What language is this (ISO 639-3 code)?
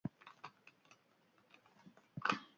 eus